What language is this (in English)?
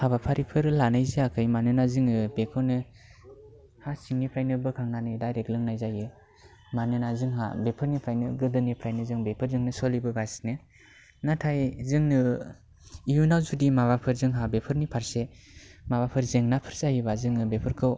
Bodo